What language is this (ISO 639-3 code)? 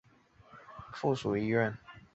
zho